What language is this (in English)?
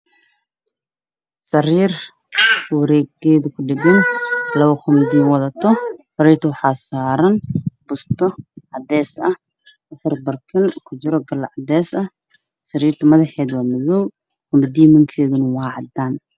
Somali